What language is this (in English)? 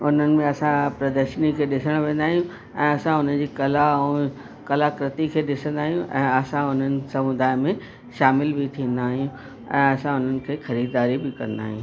Sindhi